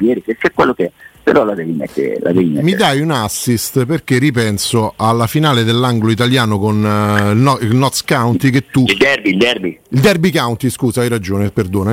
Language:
Italian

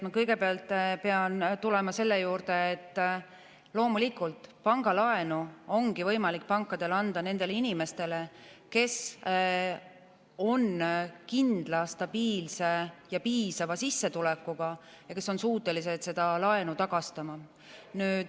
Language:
Estonian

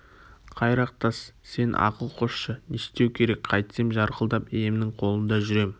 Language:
Kazakh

